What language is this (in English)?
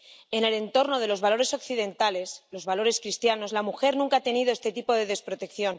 Spanish